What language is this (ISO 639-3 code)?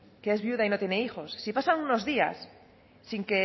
spa